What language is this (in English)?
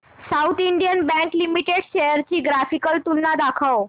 Marathi